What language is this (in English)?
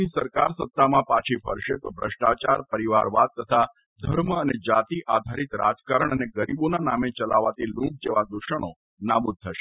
Gujarati